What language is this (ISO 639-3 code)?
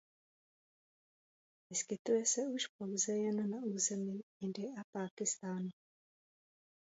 ces